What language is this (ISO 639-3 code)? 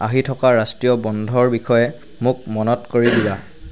asm